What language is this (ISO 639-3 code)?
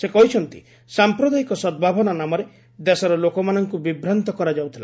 ori